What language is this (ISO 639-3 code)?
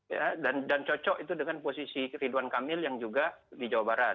ind